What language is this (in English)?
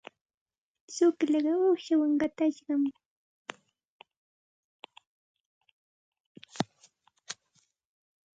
Santa Ana de Tusi Pasco Quechua